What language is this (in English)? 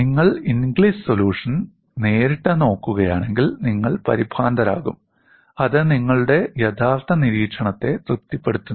Malayalam